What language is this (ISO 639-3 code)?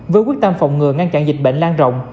vie